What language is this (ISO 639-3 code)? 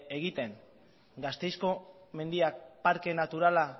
eus